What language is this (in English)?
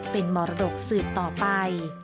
Thai